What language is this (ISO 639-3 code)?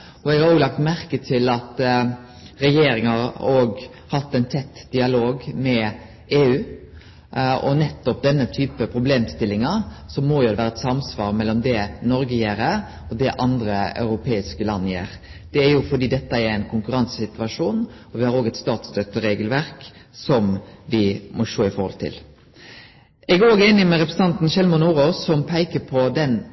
nno